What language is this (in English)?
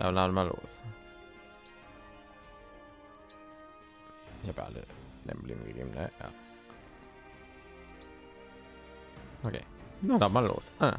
German